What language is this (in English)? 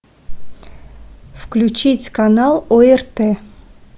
Russian